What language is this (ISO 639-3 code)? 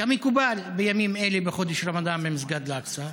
heb